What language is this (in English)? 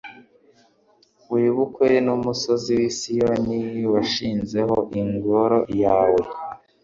Kinyarwanda